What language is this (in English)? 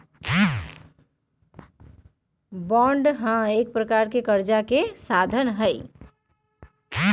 Magahi